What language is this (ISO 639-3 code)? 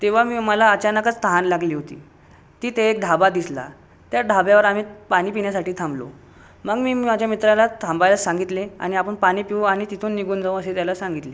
mar